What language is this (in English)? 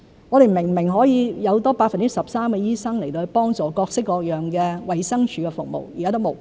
Cantonese